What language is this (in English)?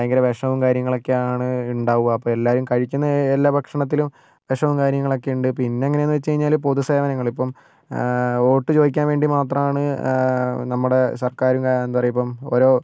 Malayalam